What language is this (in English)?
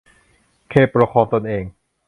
Thai